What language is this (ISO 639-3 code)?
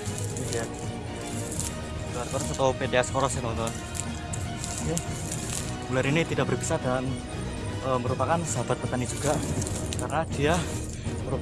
ind